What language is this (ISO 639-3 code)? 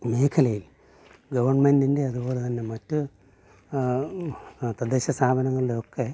mal